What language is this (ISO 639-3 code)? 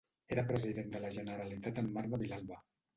cat